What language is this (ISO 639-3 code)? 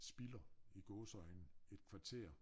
dan